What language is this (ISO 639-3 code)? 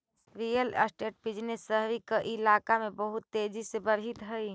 mag